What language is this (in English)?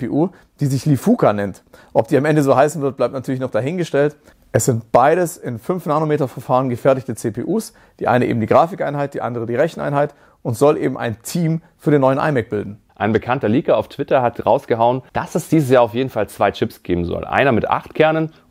German